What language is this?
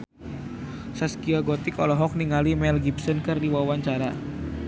Sundanese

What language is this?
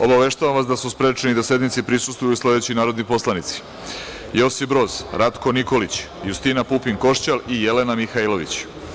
Serbian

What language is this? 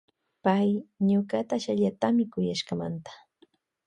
Loja Highland Quichua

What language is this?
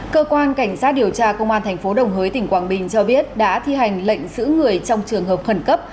Vietnamese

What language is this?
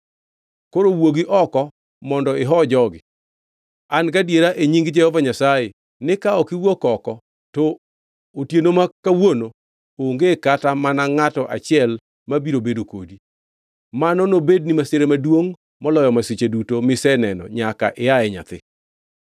Luo (Kenya and Tanzania)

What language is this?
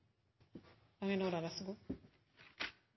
Norwegian Nynorsk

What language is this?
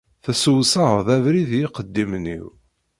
Kabyle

